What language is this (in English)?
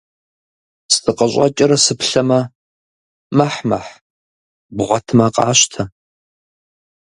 Kabardian